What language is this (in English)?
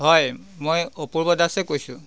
Assamese